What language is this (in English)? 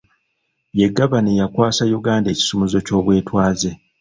Ganda